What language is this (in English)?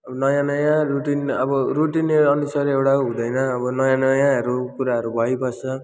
Nepali